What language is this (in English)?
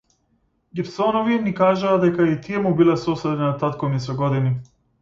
Macedonian